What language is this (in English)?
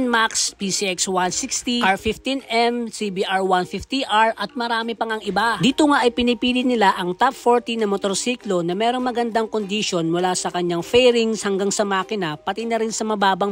Filipino